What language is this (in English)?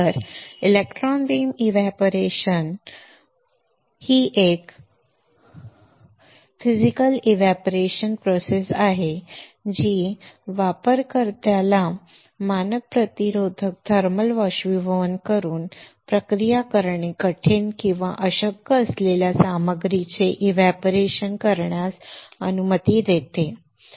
Marathi